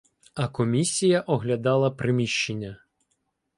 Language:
Ukrainian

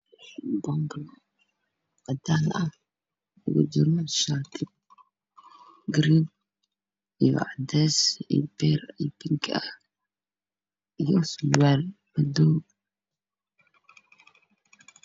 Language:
Somali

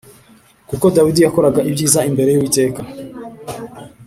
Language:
Kinyarwanda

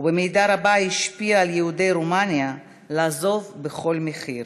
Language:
Hebrew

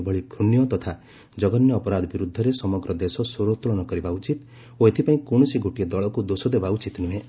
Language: Odia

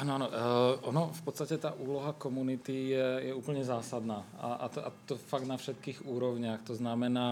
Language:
Czech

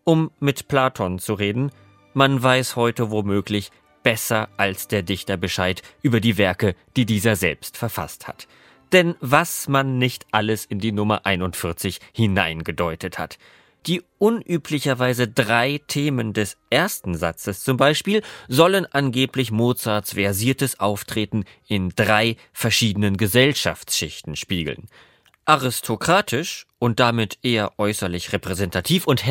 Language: German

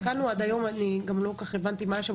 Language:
Hebrew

